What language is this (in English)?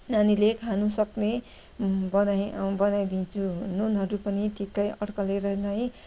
Nepali